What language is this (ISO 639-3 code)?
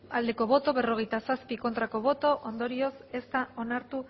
eus